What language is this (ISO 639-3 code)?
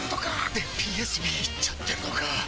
jpn